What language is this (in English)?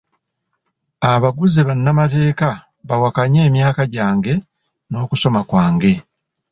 Ganda